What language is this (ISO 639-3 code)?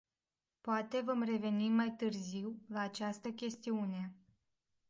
ron